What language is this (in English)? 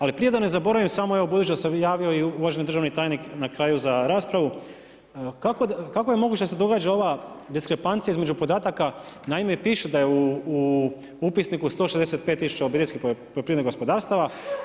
Croatian